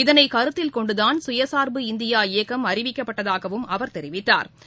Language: Tamil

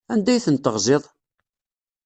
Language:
Kabyle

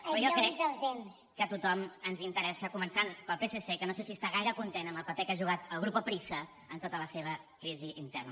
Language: Catalan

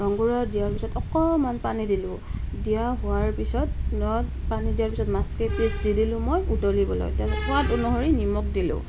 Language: Assamese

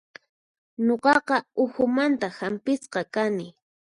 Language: Puno Quechua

